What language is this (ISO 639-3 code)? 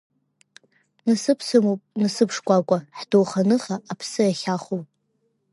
abk